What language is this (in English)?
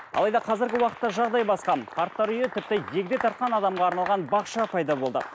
Kazakh